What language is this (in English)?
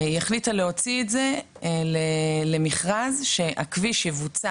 Hebrew